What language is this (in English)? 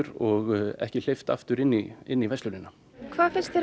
Icelandic